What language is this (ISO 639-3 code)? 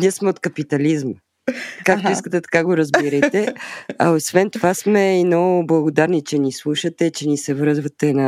bul